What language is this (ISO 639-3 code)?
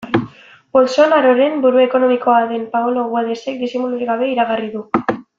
eus